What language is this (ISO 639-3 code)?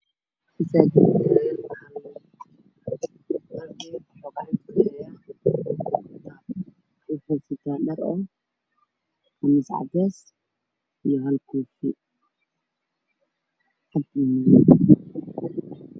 som